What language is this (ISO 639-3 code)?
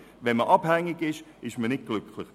gsw